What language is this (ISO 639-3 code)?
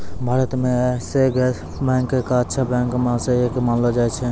mai